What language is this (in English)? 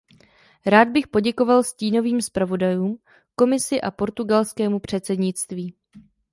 Czech